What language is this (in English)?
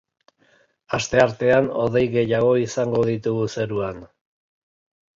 Basque